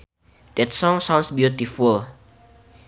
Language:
Sundanese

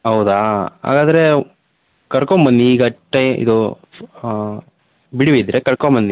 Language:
Kannada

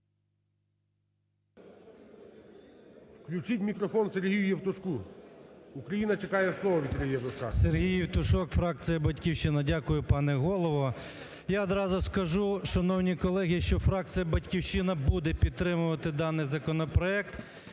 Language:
Ukrainian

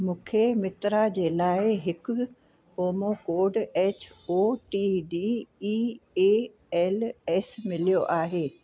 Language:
Sindhi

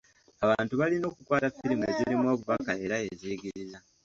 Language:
Ganda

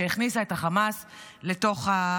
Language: Hebrew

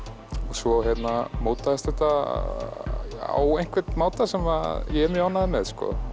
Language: Icelandic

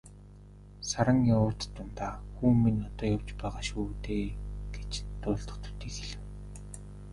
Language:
Mongolian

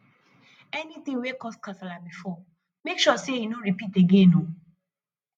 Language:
Nigerian Pidgin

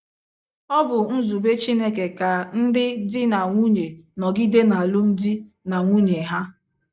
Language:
Igbo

